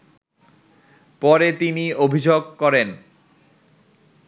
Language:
Bangla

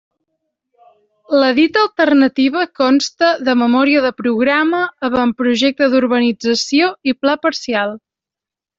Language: Catalan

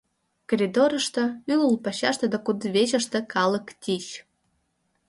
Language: Mari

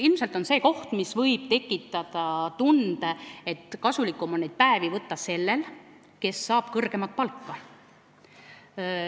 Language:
Estonian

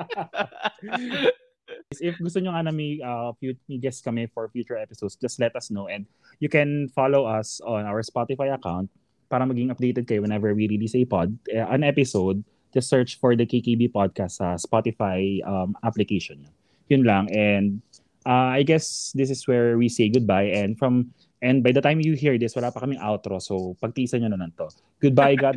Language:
Filipino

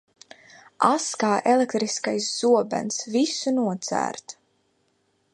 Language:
Latvian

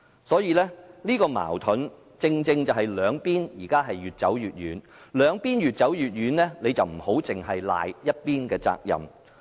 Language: Cantonese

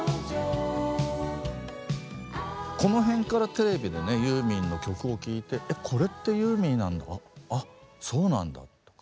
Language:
Japanese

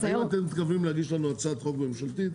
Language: Hebrew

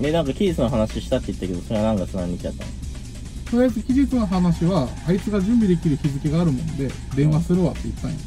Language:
Japanese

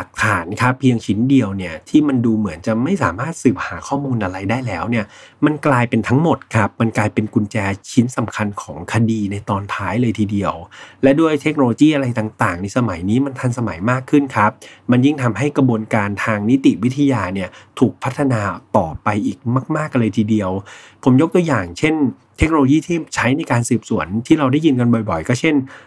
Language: Thai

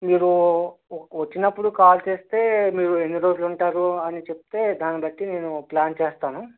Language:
Telugu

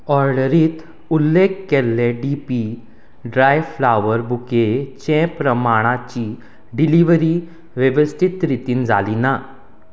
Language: Konkani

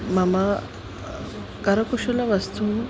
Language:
Sanskrit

